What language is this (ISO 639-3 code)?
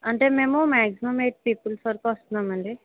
tel